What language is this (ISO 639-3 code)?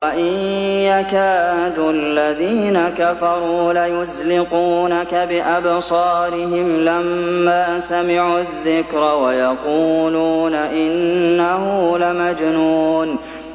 ara